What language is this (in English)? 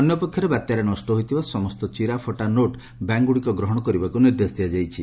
Odia